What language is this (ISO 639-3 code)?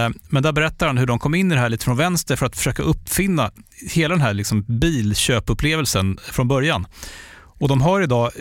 swe